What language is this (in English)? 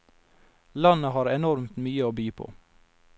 Norwegian